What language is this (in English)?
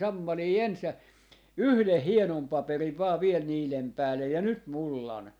Finnish